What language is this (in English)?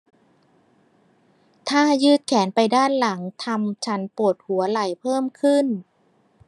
Thai